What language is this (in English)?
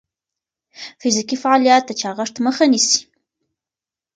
Pashto